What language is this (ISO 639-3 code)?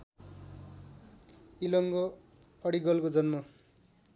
nep